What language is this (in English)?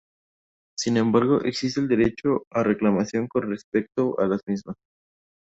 Spanish